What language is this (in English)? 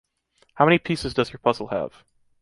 English